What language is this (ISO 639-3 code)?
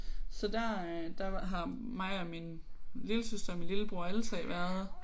dan